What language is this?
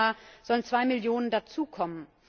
German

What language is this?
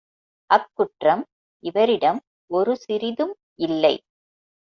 Tamil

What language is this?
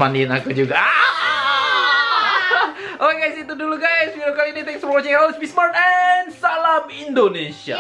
Indonesian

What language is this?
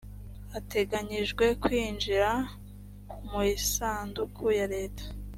Kinyarwanda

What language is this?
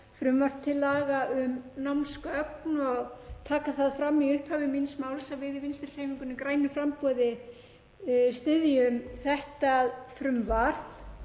Icelandic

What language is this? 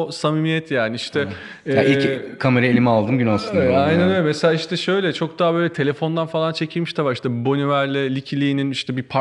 Turkish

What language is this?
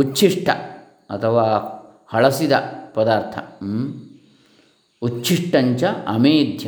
Kannada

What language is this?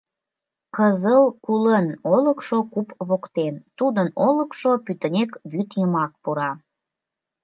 Mari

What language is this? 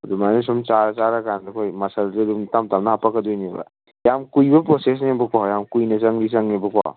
Manipuri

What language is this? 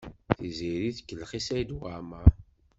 Kabyle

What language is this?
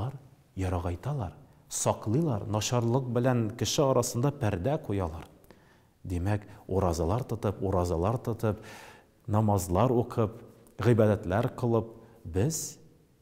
Turkish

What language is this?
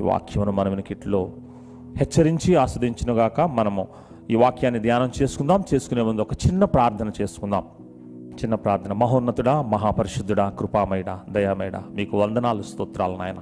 Telugu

